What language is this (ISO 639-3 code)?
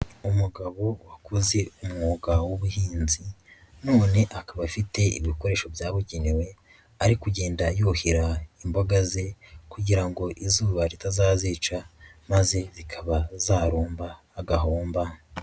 kin